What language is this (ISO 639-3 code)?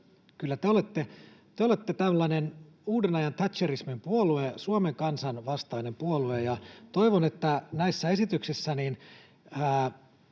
fin